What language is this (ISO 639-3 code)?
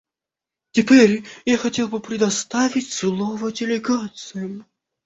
rus